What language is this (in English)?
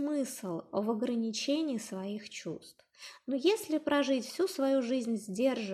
Russian